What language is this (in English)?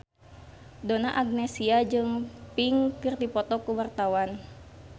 Sundanese